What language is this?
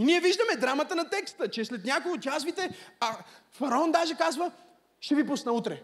Bulgarian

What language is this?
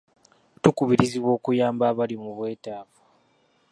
Ganda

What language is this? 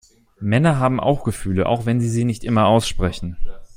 German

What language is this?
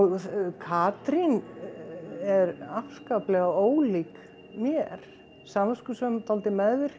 Icelandic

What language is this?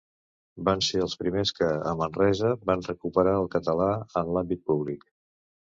Catalan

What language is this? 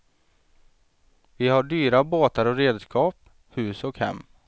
Swedish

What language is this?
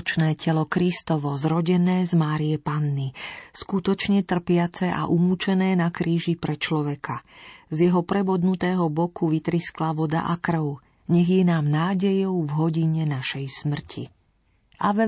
Slovak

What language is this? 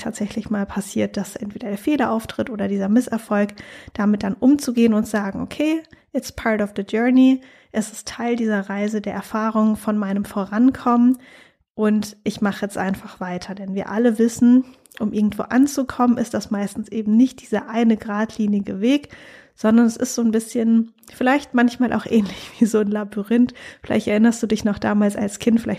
German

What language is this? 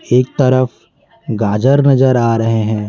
Hindi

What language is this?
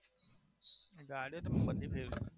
Gujarati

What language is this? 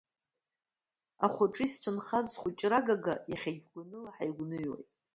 Abkhazian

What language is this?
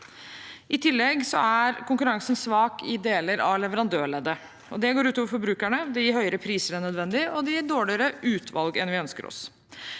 Norwegian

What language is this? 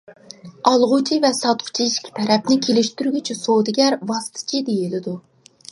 Uyghur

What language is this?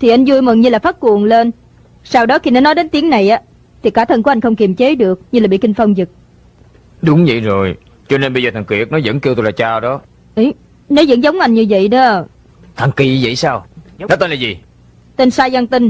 Vietnamese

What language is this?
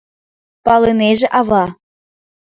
Mari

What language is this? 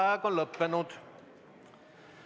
Estonian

